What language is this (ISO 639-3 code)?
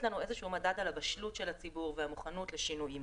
heb